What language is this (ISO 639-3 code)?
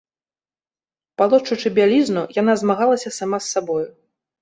bel